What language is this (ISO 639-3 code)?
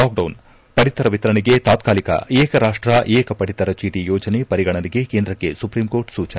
kan